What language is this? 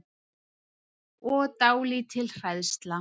Icelandic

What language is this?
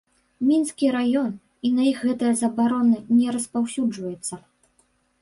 Belarusian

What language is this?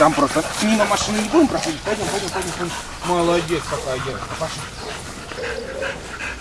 Russian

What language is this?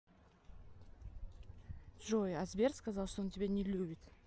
Russian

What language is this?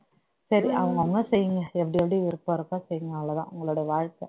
Tamil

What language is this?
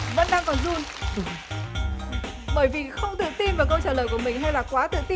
Vietnamese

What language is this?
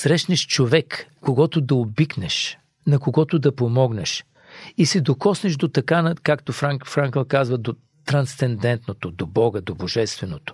Bulgarian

